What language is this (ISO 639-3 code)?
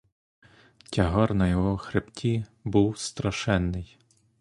ukr